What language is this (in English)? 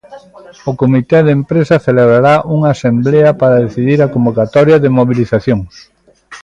Galician